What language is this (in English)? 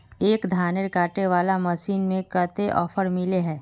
Magahi